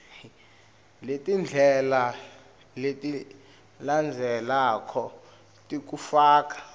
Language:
Swati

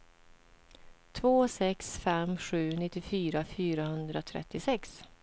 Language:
Swedish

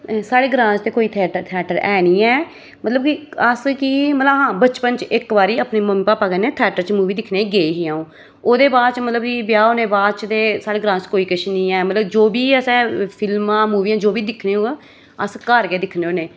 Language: Dogri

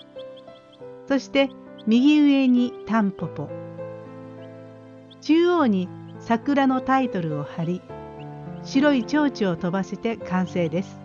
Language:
Japanese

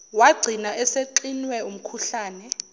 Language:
Zulu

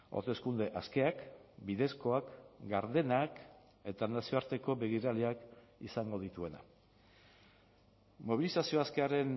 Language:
Basque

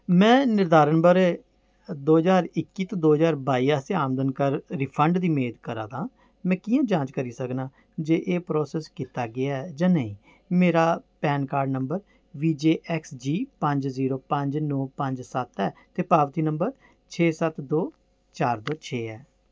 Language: Dogri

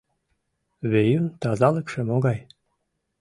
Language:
Mari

